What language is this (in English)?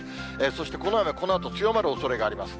Japanese